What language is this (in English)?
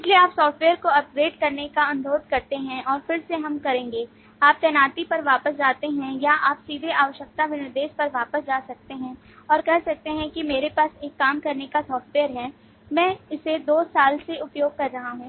Hindi